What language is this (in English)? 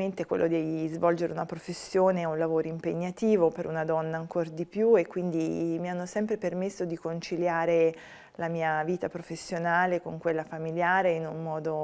Italian